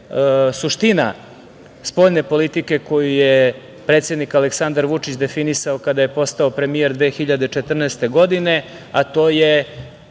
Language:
Serbian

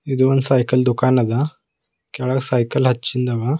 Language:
Kannada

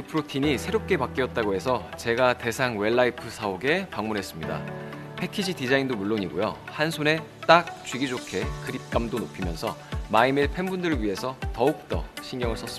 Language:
Korean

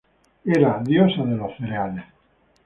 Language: Spanish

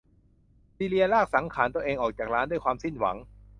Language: Thai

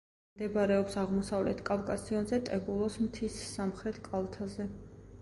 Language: Georgian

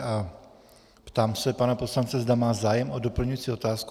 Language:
Czech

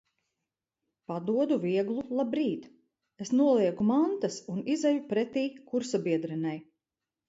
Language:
Latvian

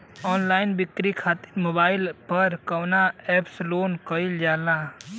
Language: Bhojpuri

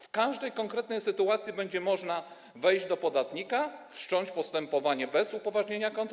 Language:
Polish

